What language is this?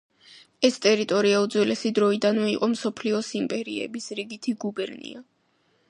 Georgian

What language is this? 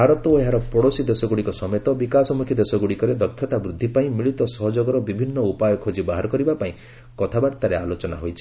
Odia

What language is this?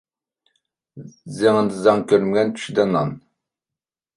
Uyghur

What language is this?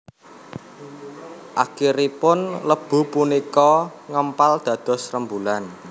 Javanese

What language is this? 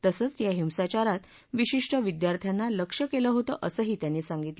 Marathi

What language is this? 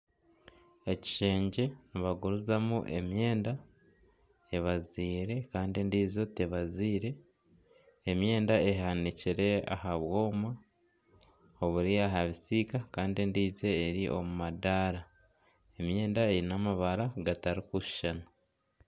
Nyankole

